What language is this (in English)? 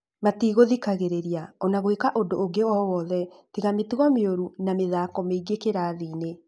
Kikuyu